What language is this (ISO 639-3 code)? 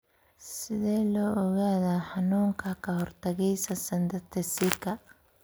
som